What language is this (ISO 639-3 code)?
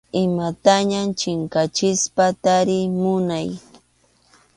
qxu